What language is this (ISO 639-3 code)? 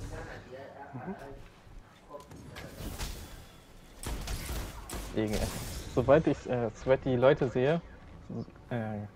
deu